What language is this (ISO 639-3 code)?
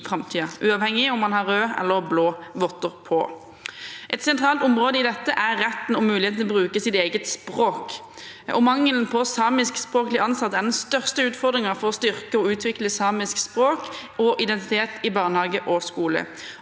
nor